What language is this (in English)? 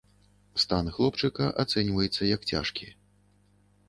Belarusian